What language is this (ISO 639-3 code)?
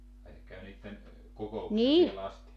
fin